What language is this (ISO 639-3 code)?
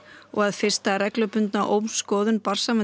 isl